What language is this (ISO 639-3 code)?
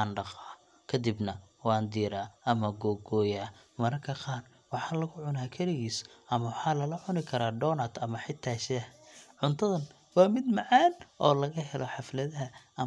som